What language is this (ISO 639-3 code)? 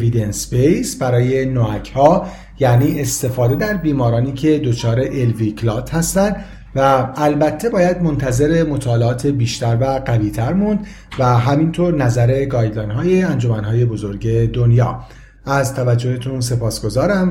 fas